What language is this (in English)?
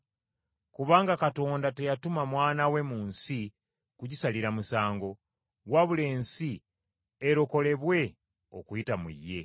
Ganda